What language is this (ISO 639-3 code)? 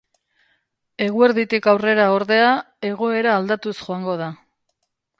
eus